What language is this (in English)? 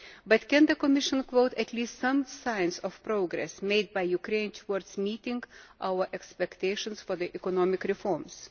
English